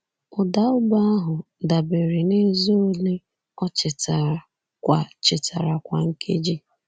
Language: Igbo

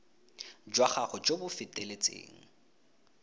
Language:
Tswana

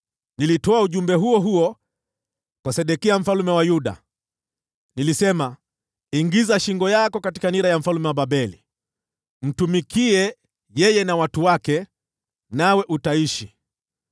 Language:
Swahili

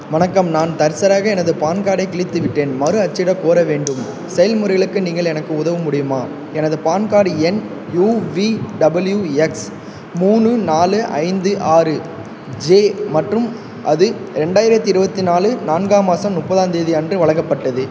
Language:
Tamil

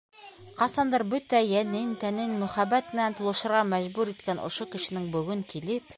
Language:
Bashkir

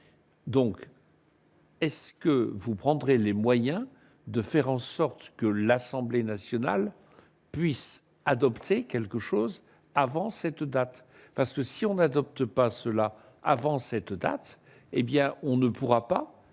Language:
French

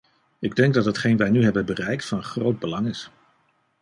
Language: Dutch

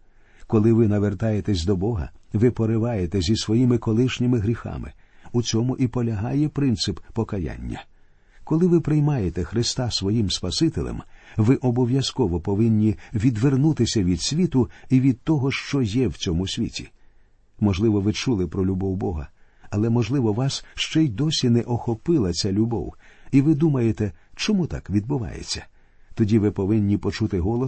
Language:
Ukrainian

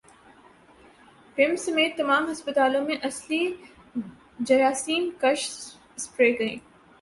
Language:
Urdu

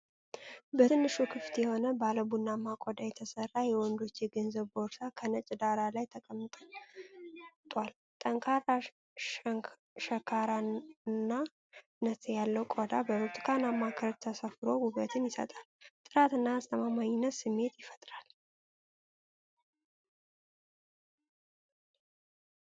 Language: Amharic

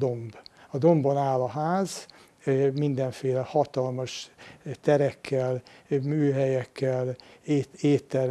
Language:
Hungarian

